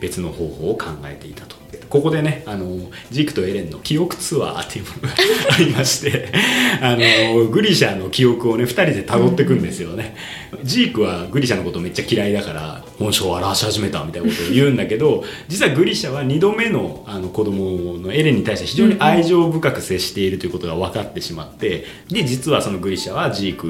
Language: Japanese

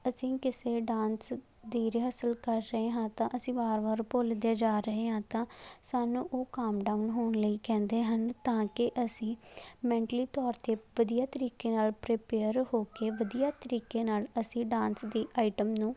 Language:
Punjabi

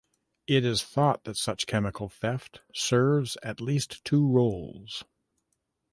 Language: English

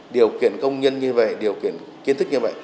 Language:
Vietnamese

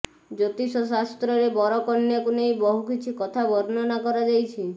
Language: Odia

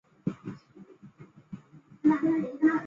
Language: Chinese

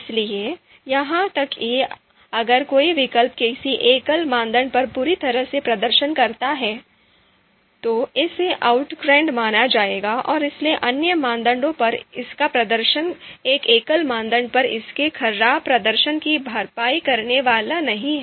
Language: Hindi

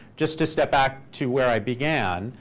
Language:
English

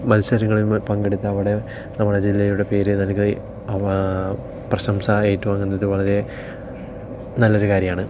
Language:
Malayalam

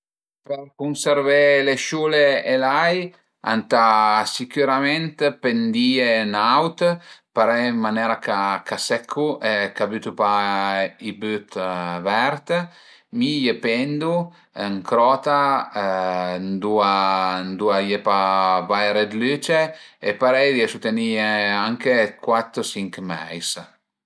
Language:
Piedmontese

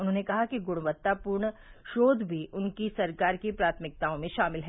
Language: Hindi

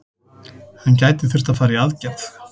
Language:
Icelandic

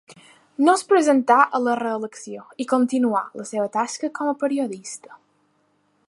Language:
Catalan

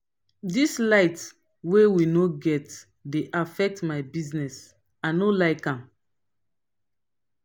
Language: Nigerian Pidgin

